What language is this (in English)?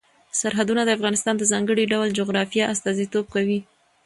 Pashto